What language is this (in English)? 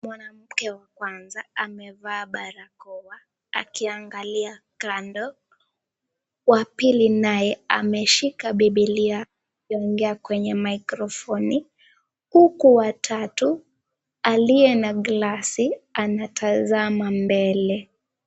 Swahili